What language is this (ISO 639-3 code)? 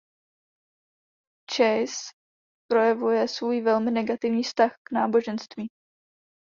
ces